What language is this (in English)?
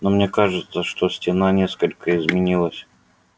Russian